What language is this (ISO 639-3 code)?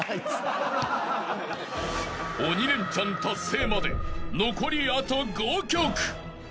jpn